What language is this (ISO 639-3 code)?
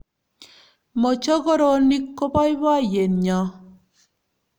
kln